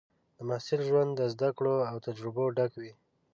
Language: Pashto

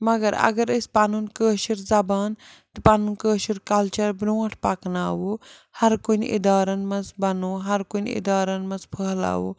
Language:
Kashmiri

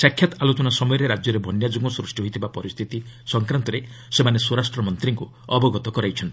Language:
Odia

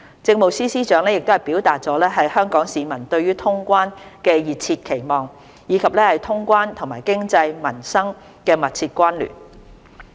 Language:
Cantonese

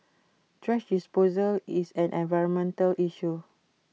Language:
English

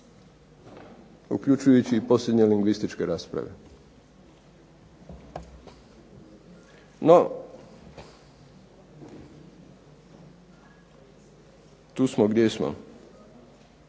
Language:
Croatian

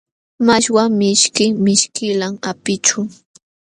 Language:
Jauja Wanca Quechua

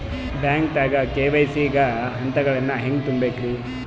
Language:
Kannada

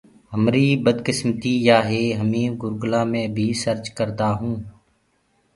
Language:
Gurgula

